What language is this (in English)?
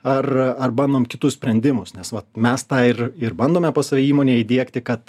Lithuanian